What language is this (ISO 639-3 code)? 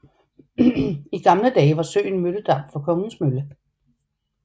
dan